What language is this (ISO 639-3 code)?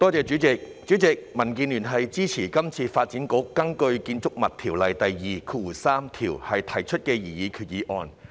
yue